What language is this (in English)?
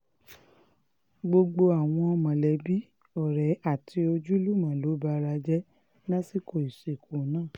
Yoruba